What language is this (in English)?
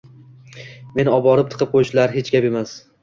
Uzbek